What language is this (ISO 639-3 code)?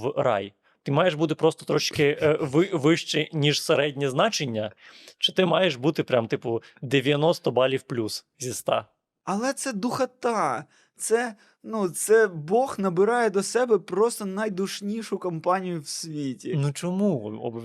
ukr